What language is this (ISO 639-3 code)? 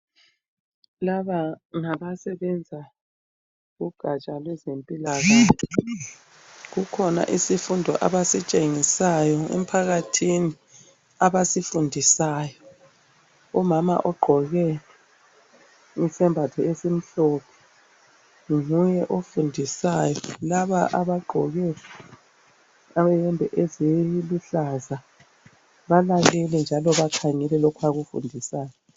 nde